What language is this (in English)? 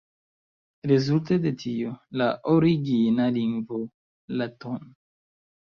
Esperanto